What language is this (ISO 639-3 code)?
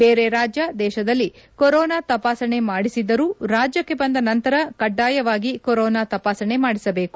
kan